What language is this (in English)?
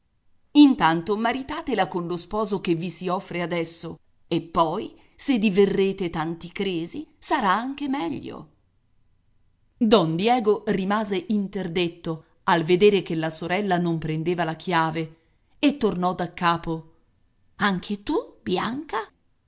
Italian